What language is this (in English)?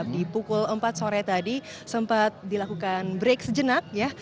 Indonesian